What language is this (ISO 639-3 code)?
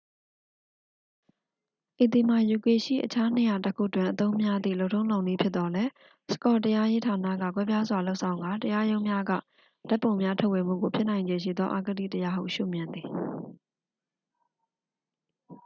mya